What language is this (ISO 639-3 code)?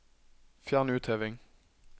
nor